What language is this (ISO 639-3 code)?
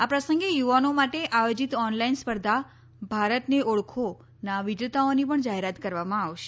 guj